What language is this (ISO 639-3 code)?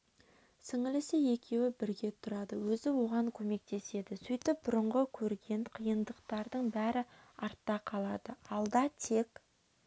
kaz